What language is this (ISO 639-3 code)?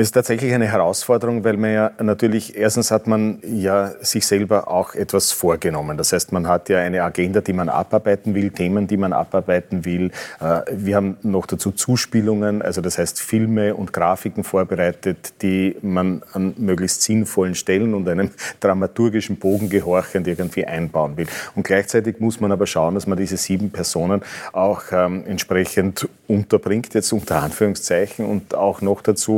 deu